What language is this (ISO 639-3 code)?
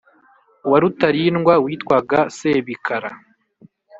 kin